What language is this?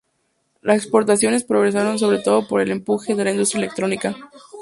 Spanish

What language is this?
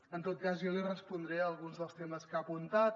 Catalan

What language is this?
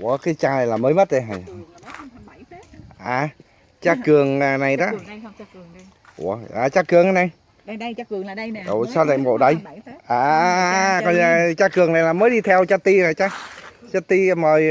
Vietnamese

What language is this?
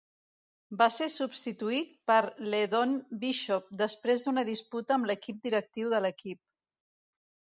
Catalan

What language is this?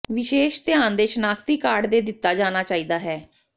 Punjabi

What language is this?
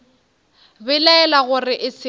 Northern Sotho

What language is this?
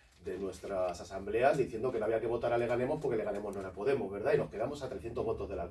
Spanish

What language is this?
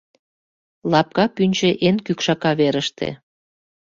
Mari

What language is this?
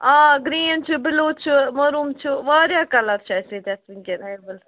Kashmiri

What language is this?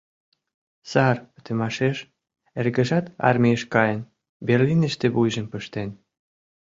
Mari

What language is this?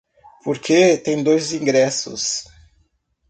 Portuguese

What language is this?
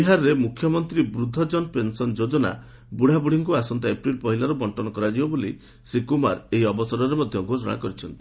Odia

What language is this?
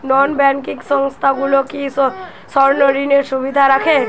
Bangla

